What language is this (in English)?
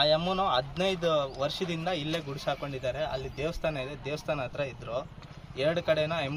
Kannada